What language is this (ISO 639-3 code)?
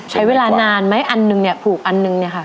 tha